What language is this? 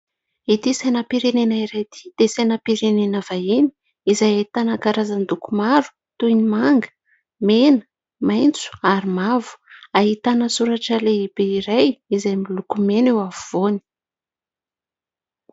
Malagasy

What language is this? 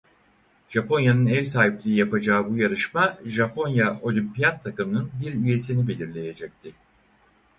Turkish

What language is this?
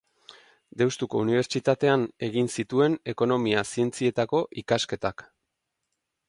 Basque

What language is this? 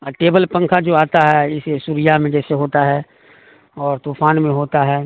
Urdu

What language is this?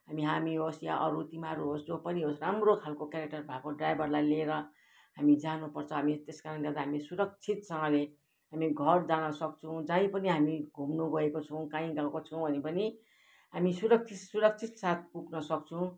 Nepali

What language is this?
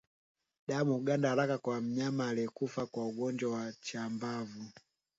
Swahili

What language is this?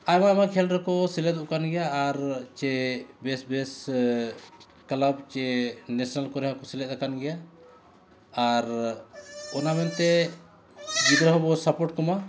Santali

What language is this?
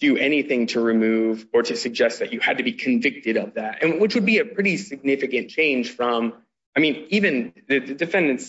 English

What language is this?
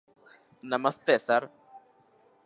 Bangla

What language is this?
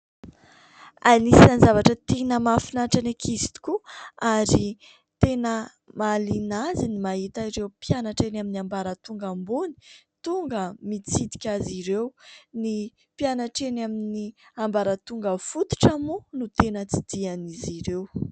Malagasy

